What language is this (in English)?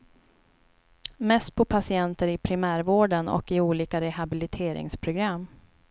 Swedish